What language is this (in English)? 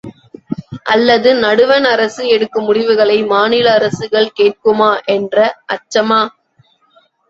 Tamil